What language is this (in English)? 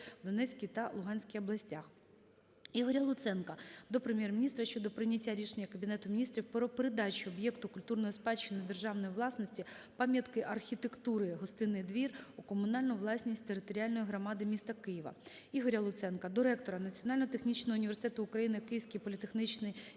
Ukrainian